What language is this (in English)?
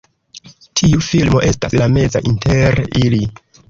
Esperanto